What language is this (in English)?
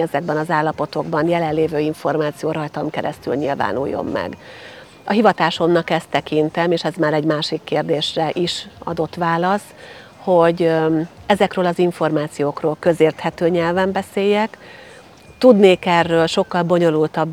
Hungarian